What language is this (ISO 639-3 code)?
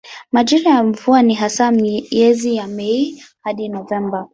swa